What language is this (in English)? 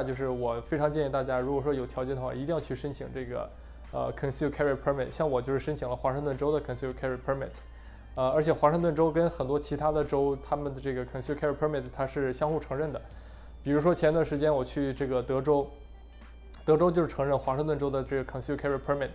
Chinese